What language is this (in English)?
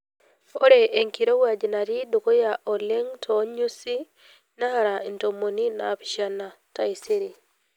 Masai